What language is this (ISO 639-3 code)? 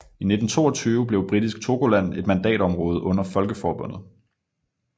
dan